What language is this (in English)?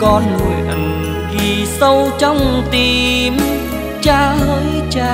Vietnamese